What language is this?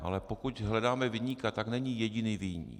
Czech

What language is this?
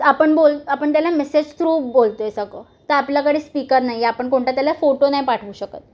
Marathi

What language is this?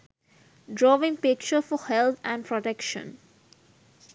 Sinhala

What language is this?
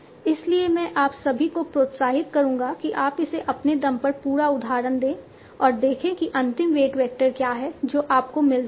Hindi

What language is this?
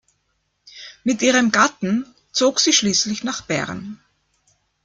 German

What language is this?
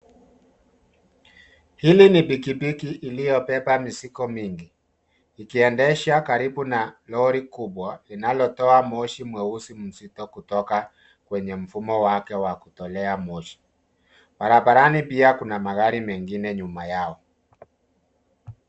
Swahili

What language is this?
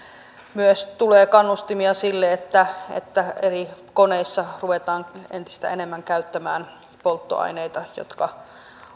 Finnish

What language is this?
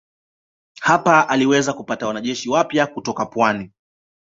Swahili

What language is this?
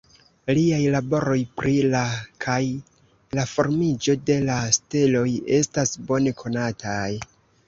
Esperanto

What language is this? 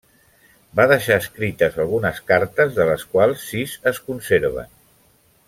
Catalan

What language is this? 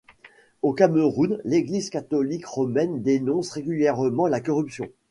French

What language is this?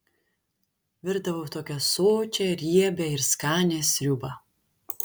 Lithuanian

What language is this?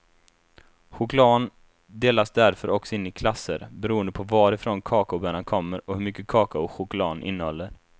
Swedish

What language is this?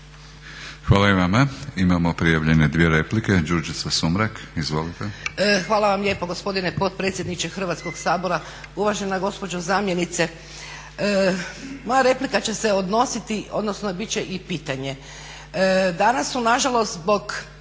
Croatian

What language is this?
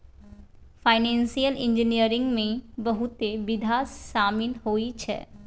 Maithili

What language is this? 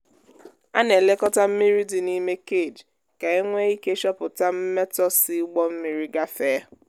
Igbo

